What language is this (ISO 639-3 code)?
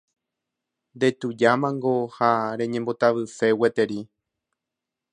grn